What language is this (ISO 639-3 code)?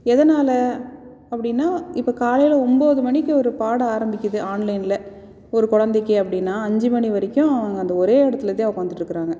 tam